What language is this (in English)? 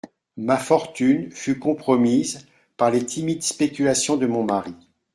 French